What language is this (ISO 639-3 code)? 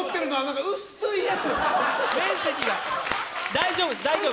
jpn